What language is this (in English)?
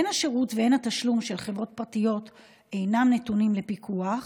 Hebrew